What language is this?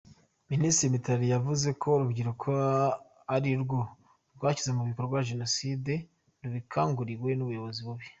Kinyarwanda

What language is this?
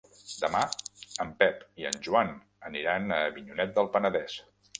Catalan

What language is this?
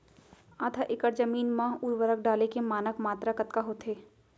Chhattisgarhi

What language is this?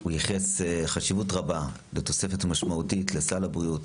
Hebrew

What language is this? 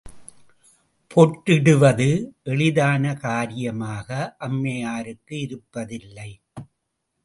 Tamil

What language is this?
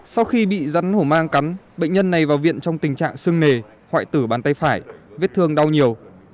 Vietnamese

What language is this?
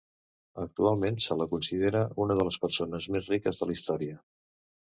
Catalan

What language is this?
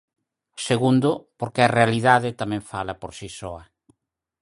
Galician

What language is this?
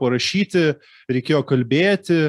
Lithuanian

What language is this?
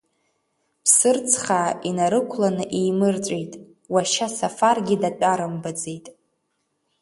Abkhazian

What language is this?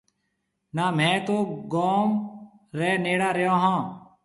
Marwari (Pakistan)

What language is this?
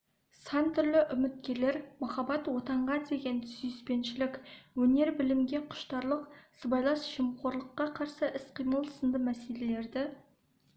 Kazakh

